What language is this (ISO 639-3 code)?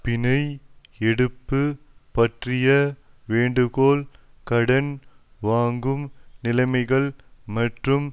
tam